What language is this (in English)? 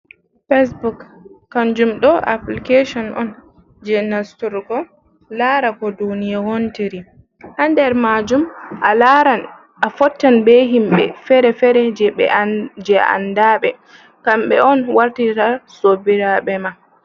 Fula